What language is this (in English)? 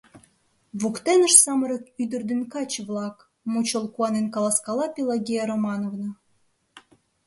Mari